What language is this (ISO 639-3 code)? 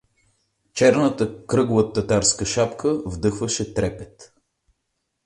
bul